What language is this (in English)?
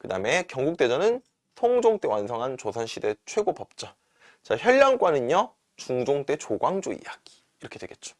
Korean